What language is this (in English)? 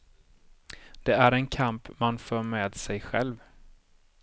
Swedish